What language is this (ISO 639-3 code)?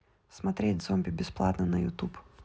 rus